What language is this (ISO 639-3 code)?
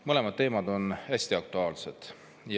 est